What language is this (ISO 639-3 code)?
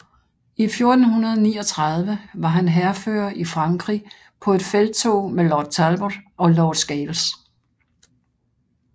dan